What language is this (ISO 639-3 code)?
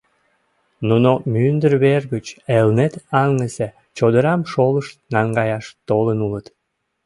chm